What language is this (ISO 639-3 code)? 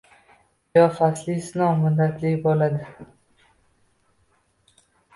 uzb